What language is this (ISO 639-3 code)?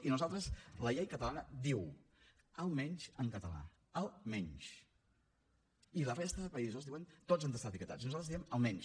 cat